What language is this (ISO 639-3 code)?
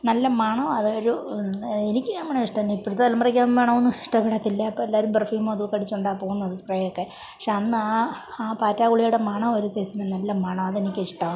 mal